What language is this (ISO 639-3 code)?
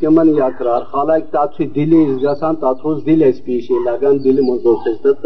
urd